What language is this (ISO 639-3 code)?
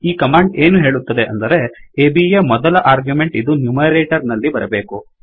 kan